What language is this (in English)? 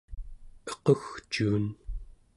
Central Yupik